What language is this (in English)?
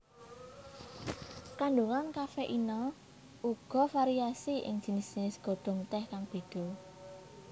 Javanese